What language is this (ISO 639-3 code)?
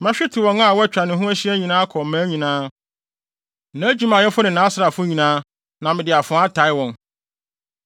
aka